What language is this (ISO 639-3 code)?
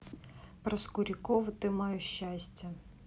rus